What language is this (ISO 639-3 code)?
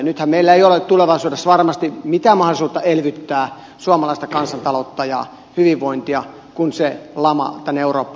fin